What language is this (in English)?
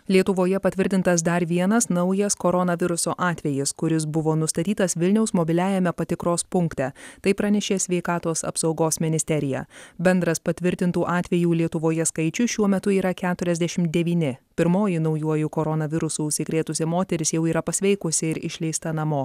Lithuanian